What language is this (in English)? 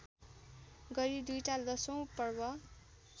Nepali